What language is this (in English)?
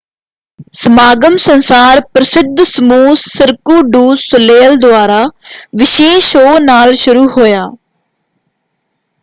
Punjabi